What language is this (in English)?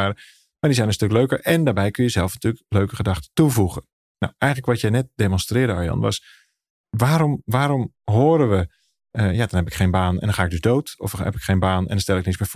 Dutch